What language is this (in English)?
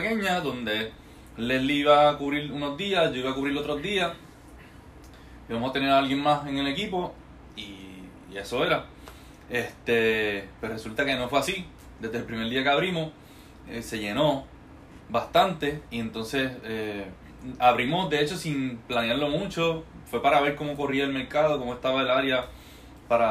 Spanish